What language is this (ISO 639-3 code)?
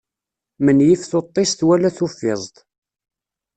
kab